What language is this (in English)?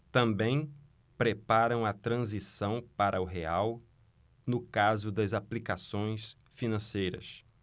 Portuguese